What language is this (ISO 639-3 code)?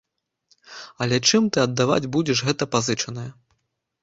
bel